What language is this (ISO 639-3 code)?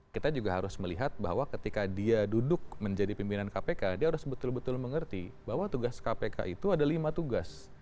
ind